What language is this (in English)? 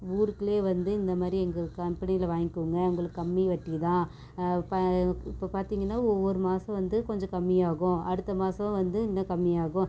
Tamil